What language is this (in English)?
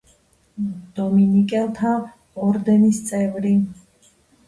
Georgian